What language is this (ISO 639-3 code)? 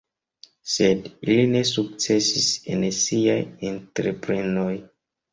epo